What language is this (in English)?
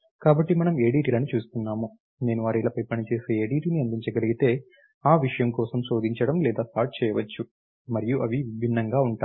Telugu